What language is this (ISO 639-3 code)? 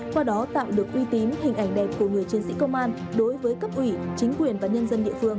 vie